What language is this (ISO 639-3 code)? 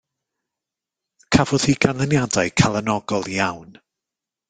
cym